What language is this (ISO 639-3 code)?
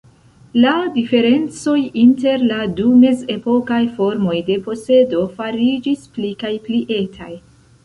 epo